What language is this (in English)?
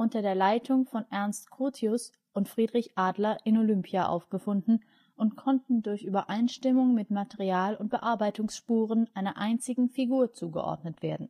German